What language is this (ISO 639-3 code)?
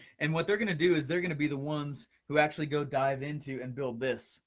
eng